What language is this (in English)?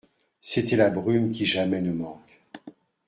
French